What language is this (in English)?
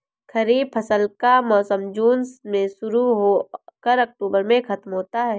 Hindi